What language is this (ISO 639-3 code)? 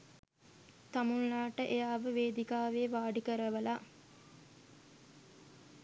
sin